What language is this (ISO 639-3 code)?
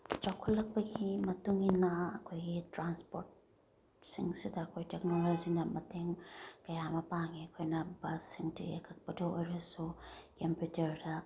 mni